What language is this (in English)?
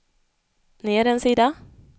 Swedish